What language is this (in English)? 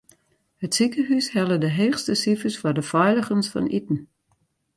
Western Frisian